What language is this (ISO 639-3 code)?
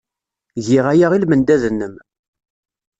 kab